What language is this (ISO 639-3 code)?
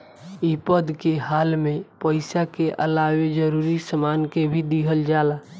bho